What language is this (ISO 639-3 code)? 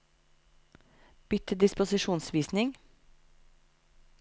nor